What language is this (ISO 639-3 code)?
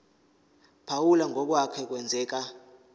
zul